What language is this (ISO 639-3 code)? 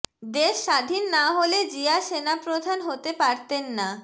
ben